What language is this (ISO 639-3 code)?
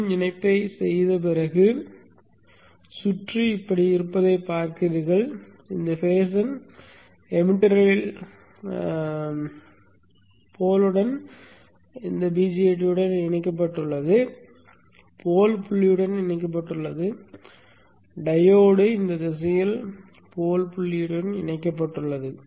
tam